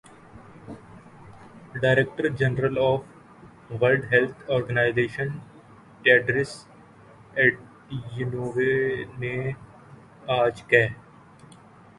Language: Urdu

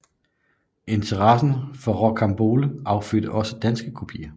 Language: Danish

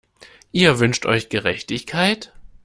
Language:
German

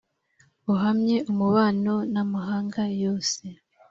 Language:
Kinyarwanda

